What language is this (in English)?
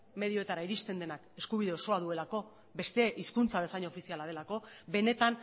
Basque